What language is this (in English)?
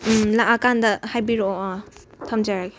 Manipuri